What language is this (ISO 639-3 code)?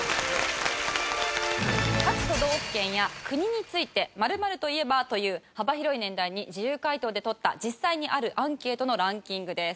jpn